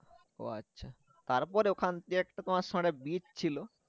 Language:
Bangla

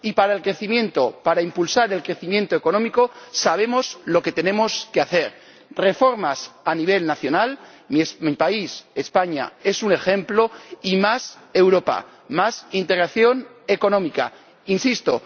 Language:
Spanish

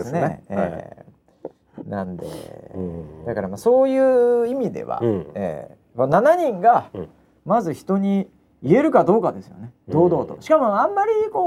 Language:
Japanese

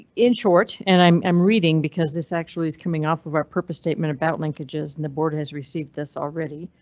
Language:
English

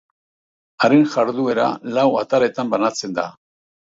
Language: Basque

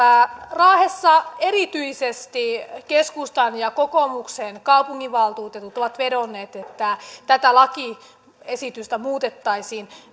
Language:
Finnish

